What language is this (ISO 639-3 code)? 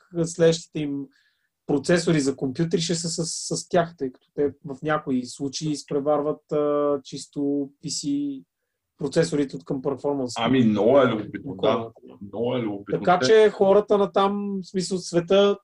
bul